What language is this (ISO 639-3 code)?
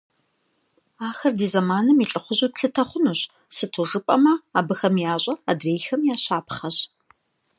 kbd